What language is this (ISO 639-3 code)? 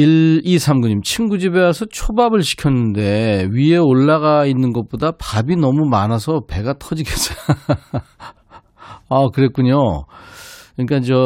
kor